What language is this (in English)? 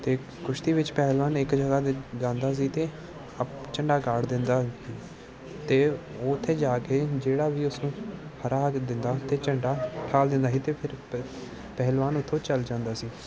Punjabi